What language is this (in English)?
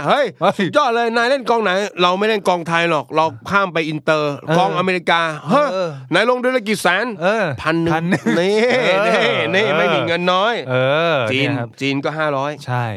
Thai